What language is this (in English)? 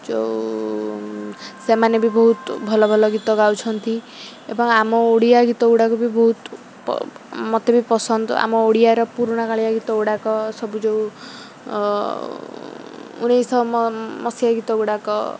Odia